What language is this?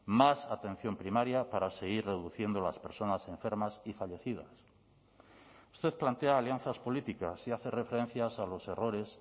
Spanish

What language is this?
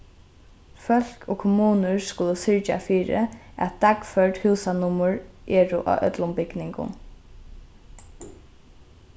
Faroese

